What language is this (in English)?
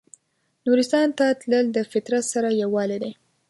Pashto